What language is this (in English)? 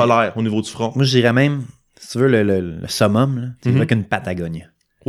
French